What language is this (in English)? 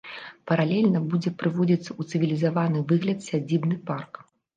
Belarusian